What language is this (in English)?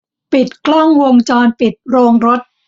Thai